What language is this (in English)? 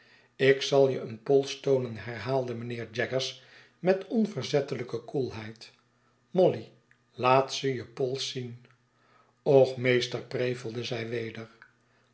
Dutch